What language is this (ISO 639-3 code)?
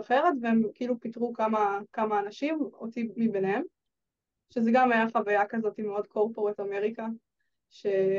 heb